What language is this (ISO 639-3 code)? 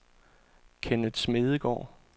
dan